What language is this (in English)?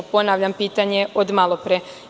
Serbian